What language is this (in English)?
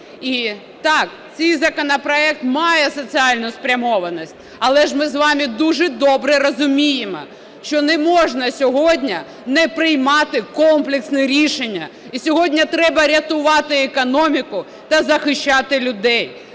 Ukrainian